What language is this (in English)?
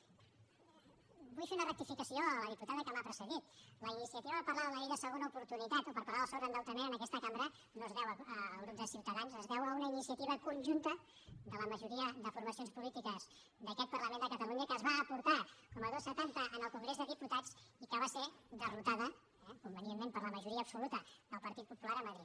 Catalan